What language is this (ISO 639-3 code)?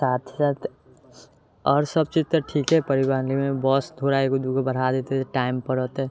mai